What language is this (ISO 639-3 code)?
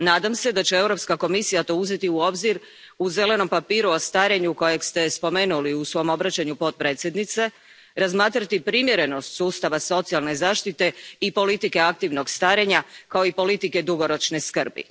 hrv